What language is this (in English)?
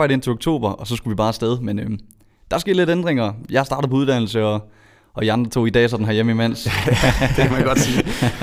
Danish